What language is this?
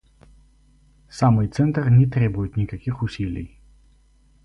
Russian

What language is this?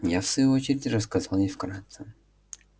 Russian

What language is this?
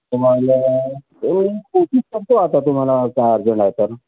Marathi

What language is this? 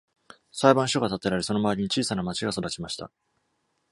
Japanese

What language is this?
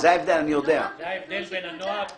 Hebrew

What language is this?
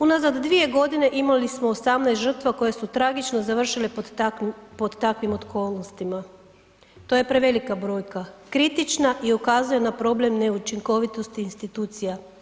Croatian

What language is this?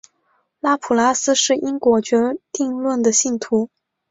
Chinese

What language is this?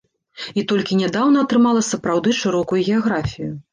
Belarusian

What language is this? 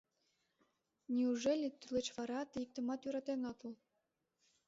Mari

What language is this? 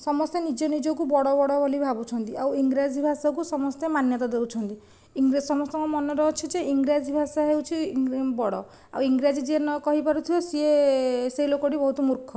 Odia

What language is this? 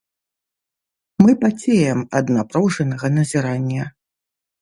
Belarusian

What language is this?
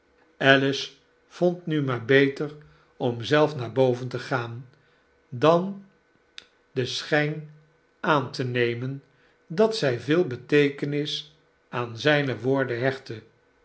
Dutch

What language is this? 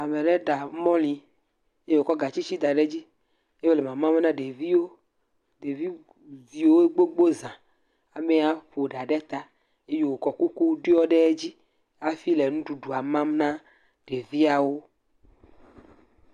Ewe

